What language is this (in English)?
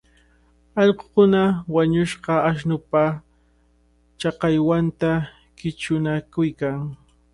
Cajatambo North Lima Quechua